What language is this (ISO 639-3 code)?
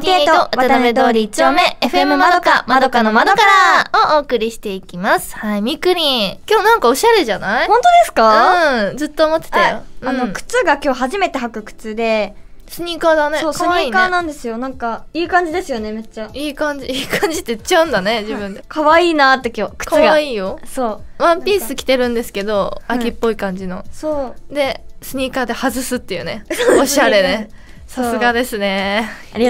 jpn